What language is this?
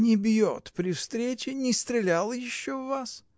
Russian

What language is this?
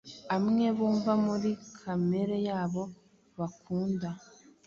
Kinyarwanda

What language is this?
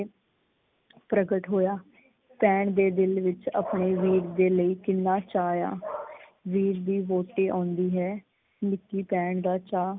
Punjabi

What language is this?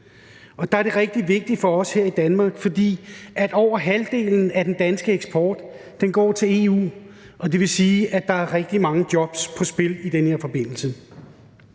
Danish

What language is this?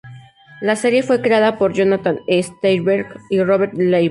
Spanish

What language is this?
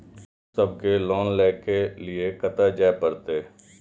Maithili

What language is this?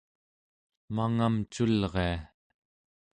Central Yupik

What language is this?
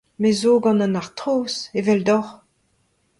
Breton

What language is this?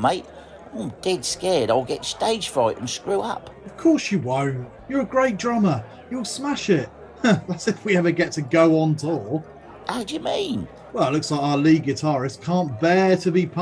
English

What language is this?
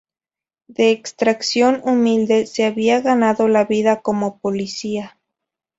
Spanish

